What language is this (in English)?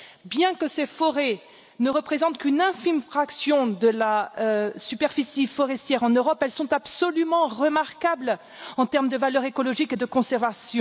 French